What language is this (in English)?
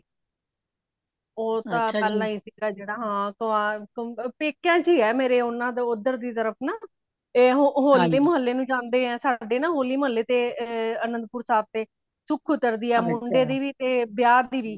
Punjabi